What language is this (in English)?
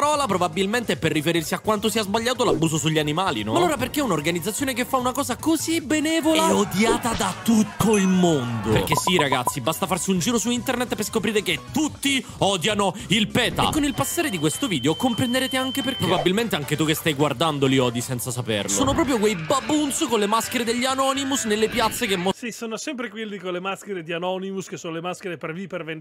Italian